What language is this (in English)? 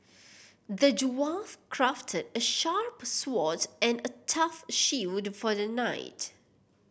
English